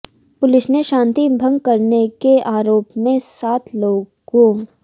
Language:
Hindi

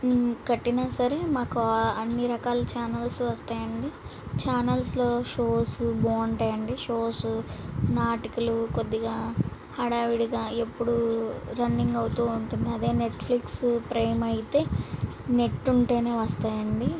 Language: Telugu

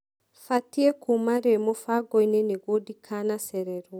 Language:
Kikuyu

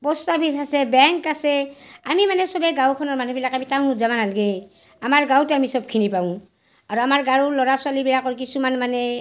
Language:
Assamese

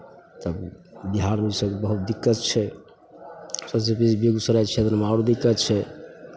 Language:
Maithili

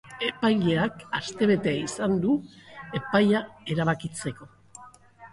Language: Basque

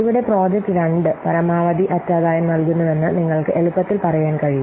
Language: Malayalam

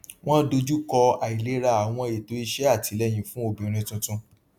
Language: Yoruba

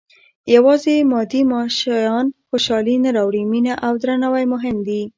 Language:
Pashto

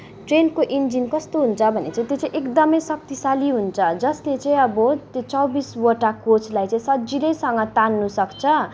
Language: Nepali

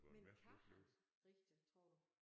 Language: Danish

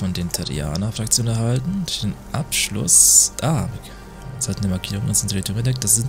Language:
German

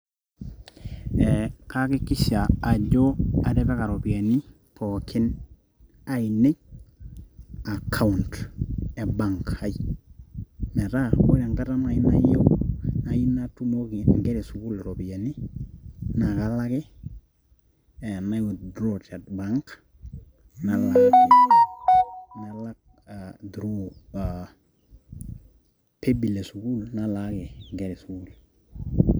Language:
Masai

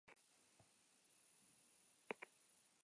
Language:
Basque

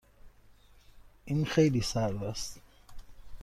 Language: Persian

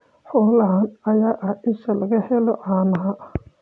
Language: Somali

